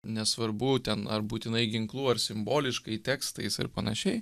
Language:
Lithuanian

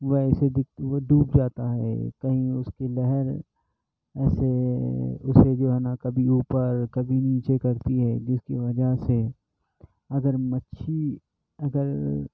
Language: Urdu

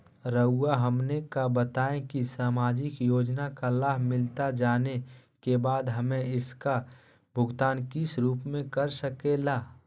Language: Magahi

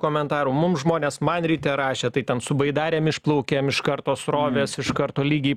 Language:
Lithuanian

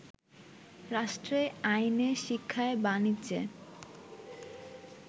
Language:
Bangla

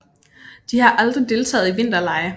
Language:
Danish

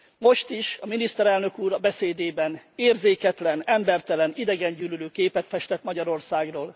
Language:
Hungarian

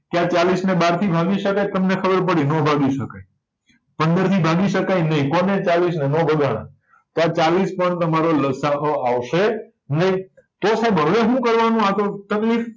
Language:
Gujarati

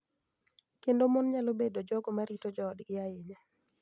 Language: Luo (Kenya and Tanzania)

